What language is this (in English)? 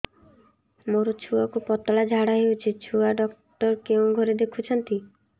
Odia